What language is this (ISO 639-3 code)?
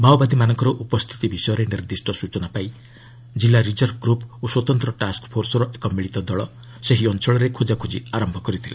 ori